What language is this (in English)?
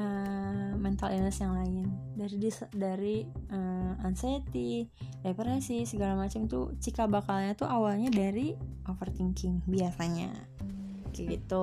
Indonesian